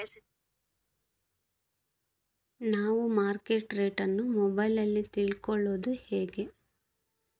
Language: Kannada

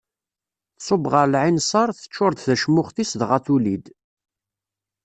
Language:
Kabyle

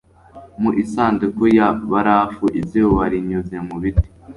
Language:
Kinyarwanda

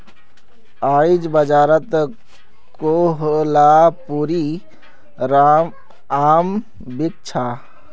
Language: Magahi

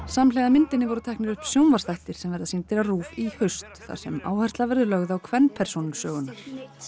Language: Icelandic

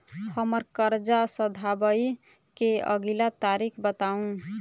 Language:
Maithili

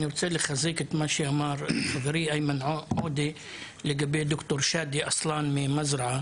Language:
Hebrew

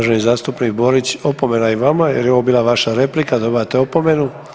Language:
Croatian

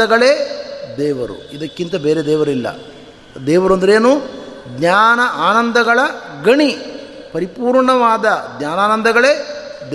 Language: Kannada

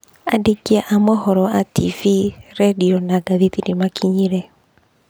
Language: Kikuyu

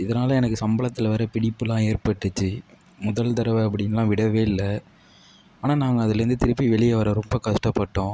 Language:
Tamil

